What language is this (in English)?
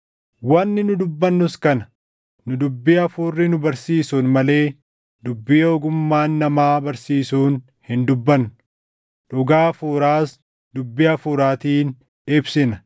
Oromo